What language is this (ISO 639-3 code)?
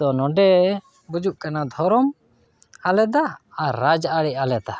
sat